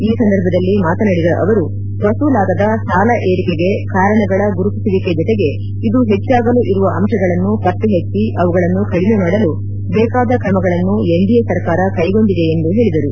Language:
Kannada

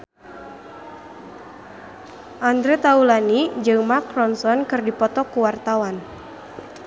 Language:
Sundanese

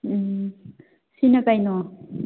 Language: Manipuri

